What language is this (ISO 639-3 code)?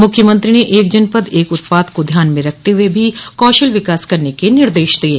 hin